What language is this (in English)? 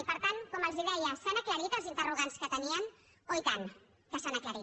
Catalan